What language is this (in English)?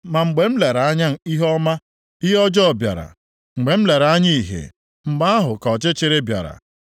Igbo